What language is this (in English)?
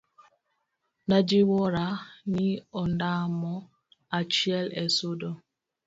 Luo (Kenya and Tanzania)